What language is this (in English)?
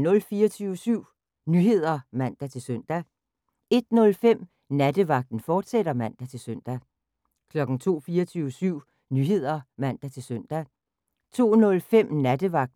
Danish